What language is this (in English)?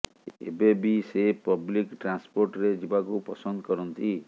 Odia